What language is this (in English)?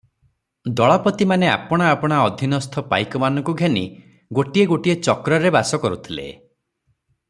Odia